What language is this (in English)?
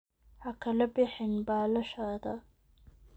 Somali